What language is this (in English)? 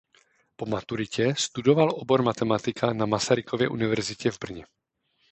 Czech